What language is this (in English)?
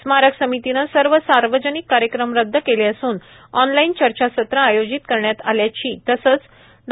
Marathi